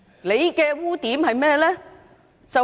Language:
Cantonese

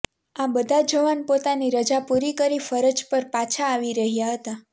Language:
Gujarati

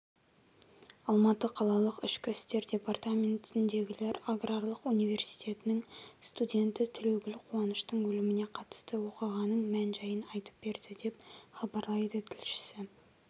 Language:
Kazakh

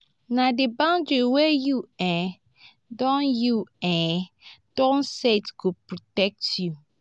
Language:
Nigerian Pidgin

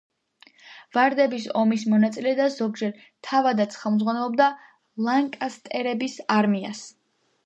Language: Georgian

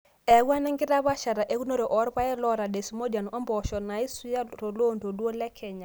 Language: Masai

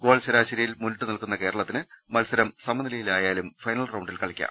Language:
Malayalam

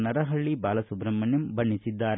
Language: Kannada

